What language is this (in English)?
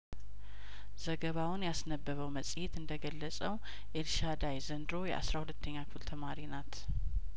Amharic